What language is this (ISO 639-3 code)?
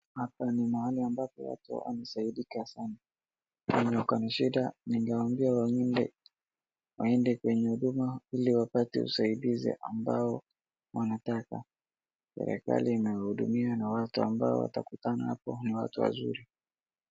swa